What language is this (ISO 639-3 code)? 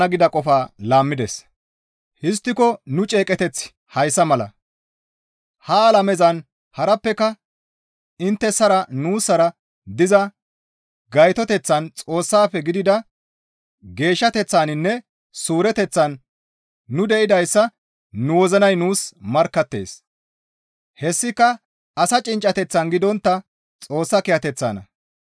gmv